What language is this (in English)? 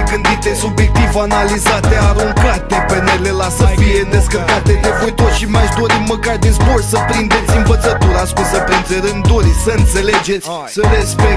Romanian